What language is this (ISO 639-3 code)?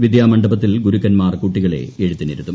mal